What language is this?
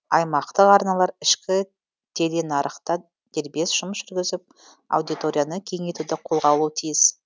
Kazakh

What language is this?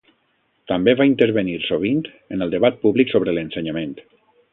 Catalan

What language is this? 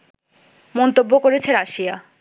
Bangla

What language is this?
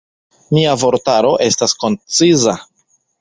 Esperanto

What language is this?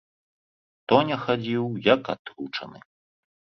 Belarusian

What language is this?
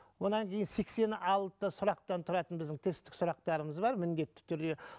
Kazakh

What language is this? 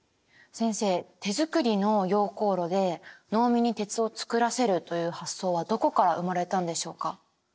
Japanese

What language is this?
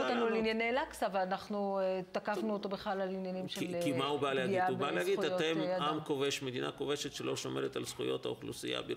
Hebrew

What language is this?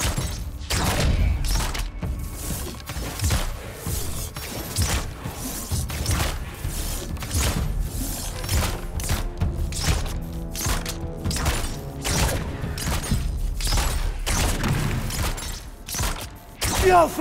Russian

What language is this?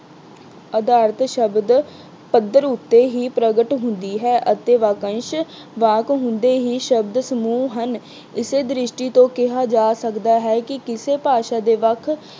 Punjabi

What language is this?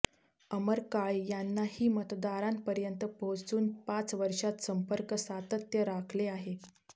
Marathi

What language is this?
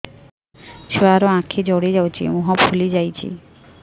Odia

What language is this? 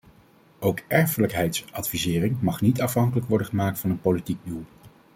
Dutch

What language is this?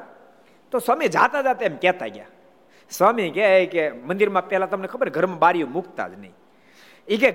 Gujarati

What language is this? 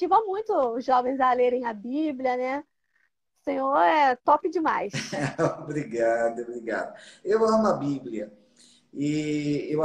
Portuguese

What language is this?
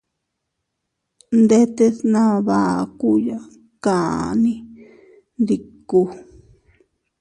Teutila Cuicatec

